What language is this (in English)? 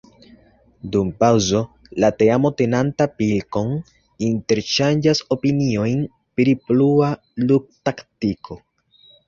Esperanto